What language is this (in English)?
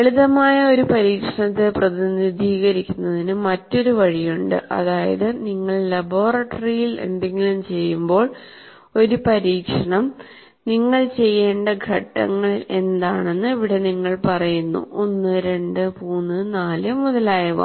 Malayalam